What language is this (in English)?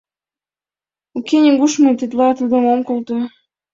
Mari